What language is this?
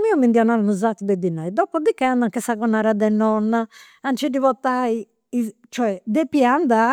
Campidanese Sardinian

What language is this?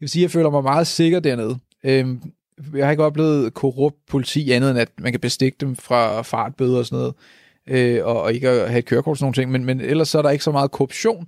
Danish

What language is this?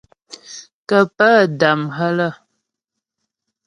Ghomala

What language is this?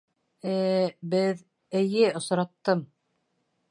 Bashkir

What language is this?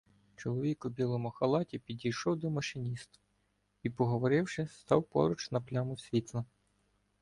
Ukrainian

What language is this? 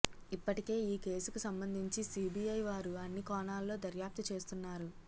Telugu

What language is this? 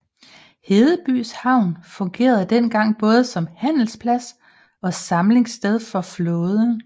Danish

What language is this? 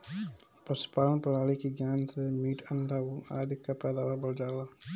Bhojpuri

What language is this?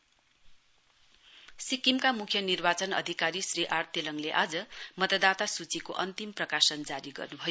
Nepali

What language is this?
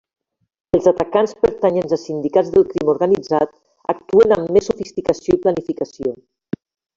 Catalan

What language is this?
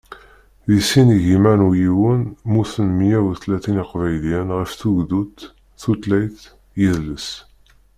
Kabyle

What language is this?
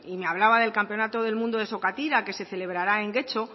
Spanish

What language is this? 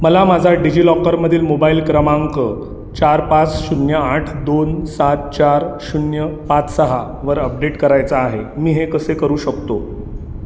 Marathi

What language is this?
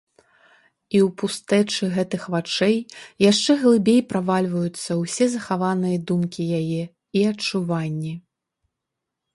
Belarusian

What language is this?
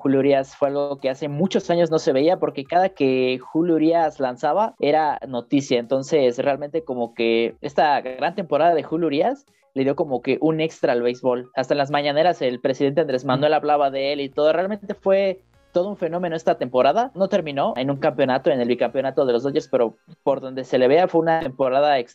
Spanish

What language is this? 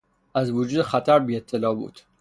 Persian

